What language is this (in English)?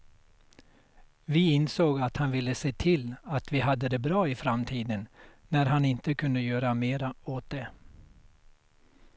Swedish